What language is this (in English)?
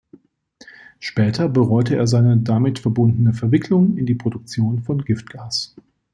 German